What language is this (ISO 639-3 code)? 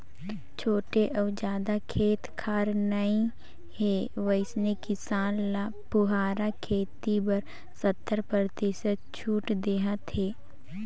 hne